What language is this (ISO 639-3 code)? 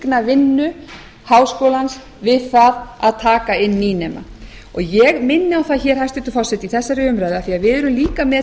isl